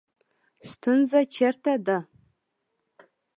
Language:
Pashto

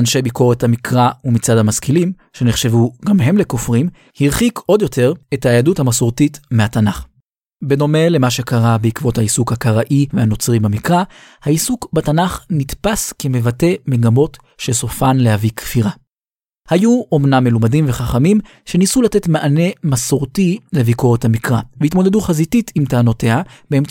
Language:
Hebrew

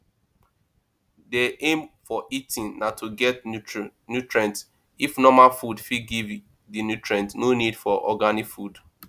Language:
Nigerian Pidgin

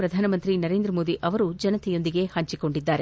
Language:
Kannada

